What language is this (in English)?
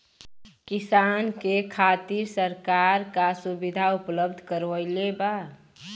Bhojpuri